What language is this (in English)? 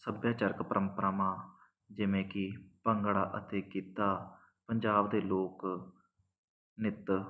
Punjabi